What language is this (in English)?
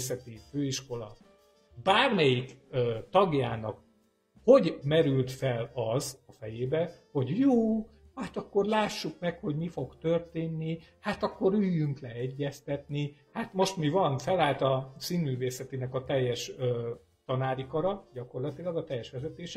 Hungarian